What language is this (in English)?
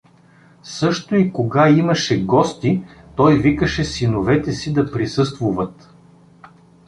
Bulgarian